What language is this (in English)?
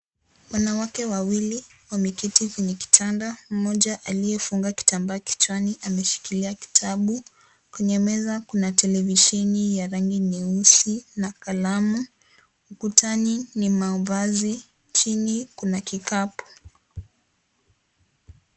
Swahili